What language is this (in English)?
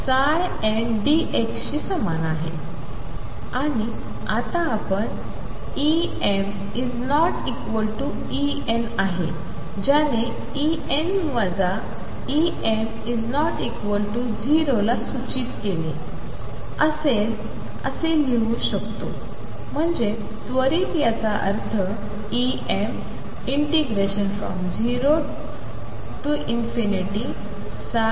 Marathi